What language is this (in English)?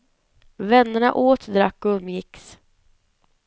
Swedish